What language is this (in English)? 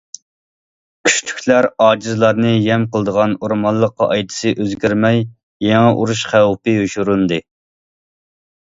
Uyghur